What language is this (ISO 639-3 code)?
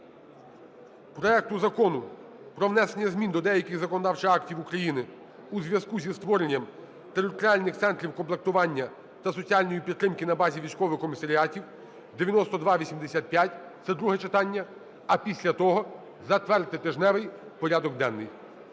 ukr